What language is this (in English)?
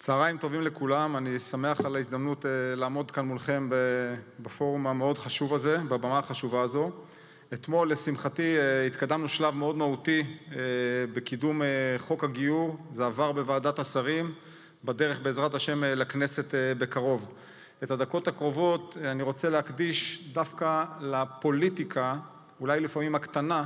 Hebrew